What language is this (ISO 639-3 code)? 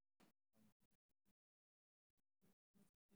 som